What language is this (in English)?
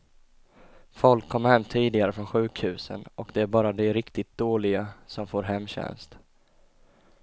Swedish